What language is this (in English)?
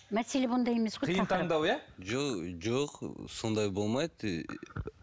Kazakh